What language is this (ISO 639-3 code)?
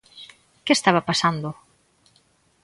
glg